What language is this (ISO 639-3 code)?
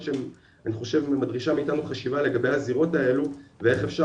heb